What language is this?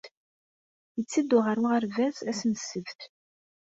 Kabyle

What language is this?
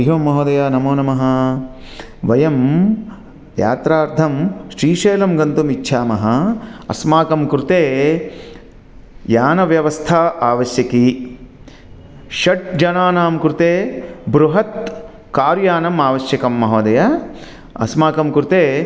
Sanskrit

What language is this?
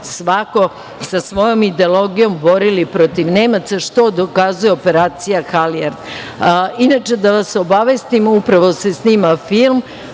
Serbian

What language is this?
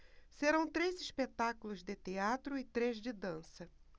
Portuguese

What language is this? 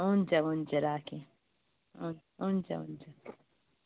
Nepali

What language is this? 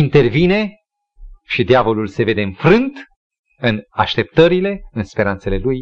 Romanian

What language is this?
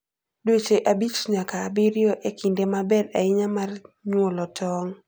Luo (Kenya and Tanzania)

